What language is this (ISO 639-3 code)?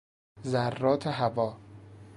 fas